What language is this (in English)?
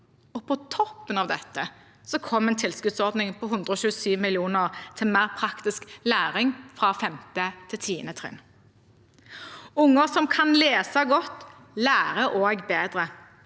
Norwegian